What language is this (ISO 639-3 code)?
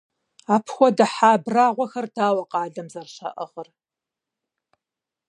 kbd